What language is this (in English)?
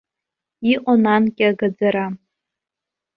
Abkhazian